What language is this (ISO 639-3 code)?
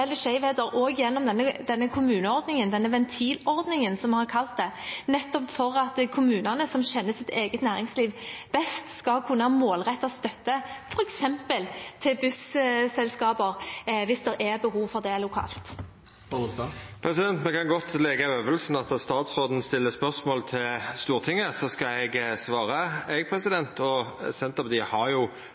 nor